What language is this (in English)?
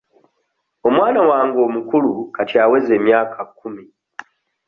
Ganda